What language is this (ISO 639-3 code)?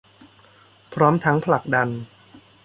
tha